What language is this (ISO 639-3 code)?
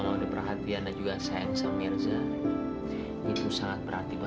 ind